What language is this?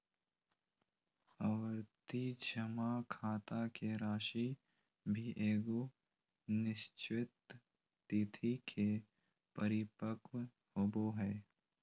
Magahi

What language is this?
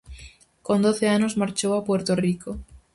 Galician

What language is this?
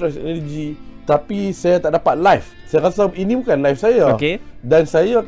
Malay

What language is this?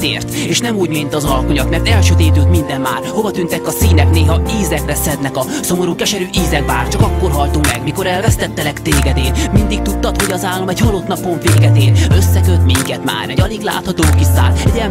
Hungarian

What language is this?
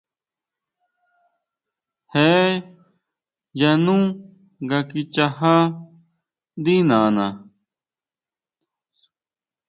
Huautla Mazatec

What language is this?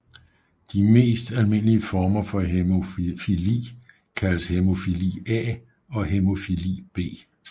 Danish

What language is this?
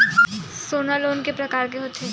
Chhattisgarhi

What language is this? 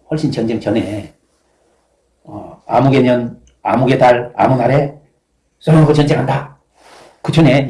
Korean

